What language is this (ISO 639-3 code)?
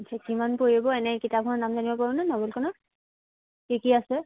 asm